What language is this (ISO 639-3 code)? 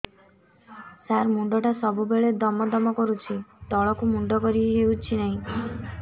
ori